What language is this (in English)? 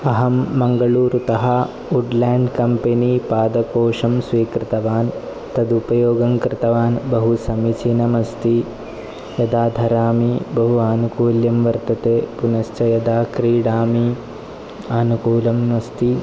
Sanskrit